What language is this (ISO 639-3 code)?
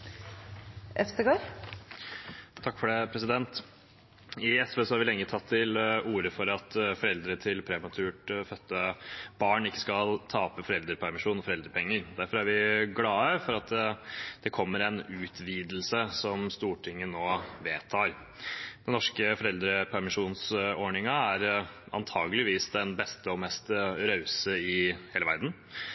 nob